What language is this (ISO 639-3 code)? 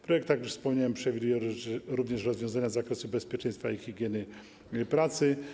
pol